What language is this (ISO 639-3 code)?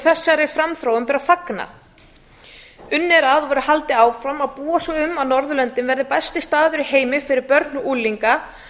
isl